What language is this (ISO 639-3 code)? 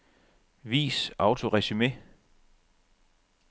dan